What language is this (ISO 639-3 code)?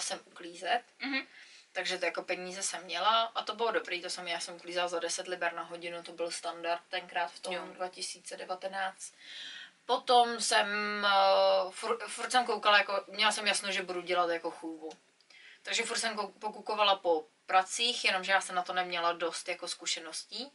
ces